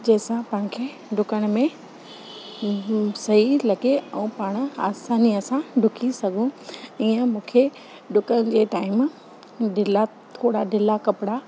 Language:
Sindhi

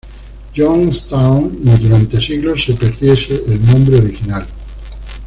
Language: Spanish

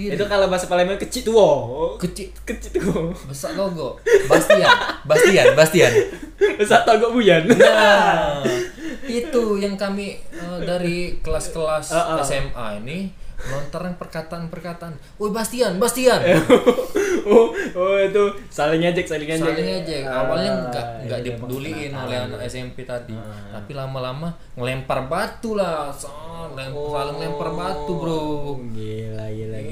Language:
Indonesian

